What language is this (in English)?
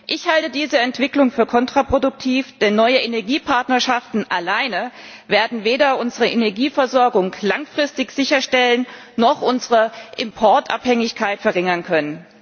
German